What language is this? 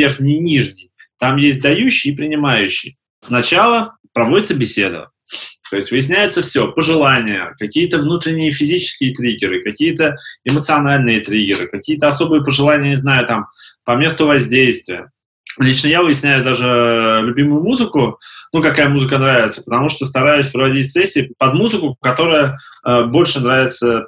Russian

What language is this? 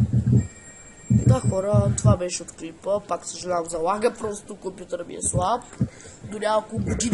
Bulgarian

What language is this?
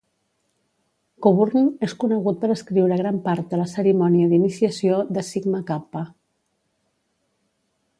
Catalan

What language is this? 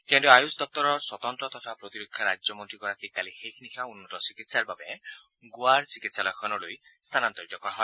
Assamese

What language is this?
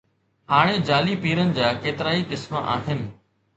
Sindhi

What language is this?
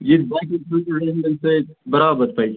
Kashmiri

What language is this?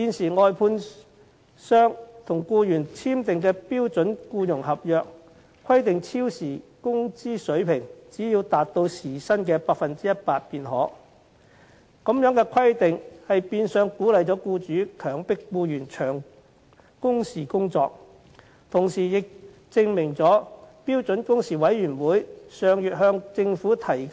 Cantonese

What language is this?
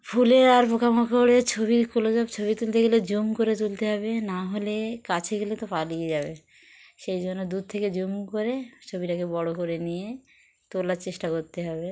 Bangla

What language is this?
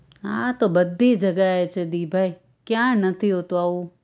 Gujarati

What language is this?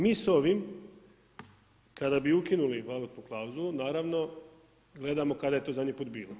Croatian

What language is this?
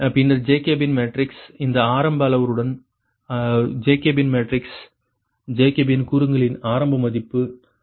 Tamil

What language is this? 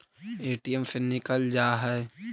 Magahi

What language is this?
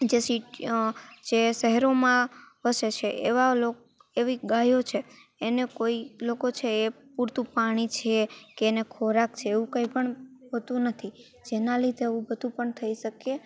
Gujarati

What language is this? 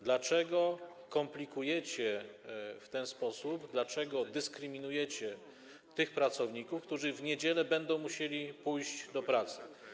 Polish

